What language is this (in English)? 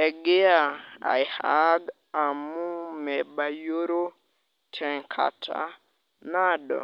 Masai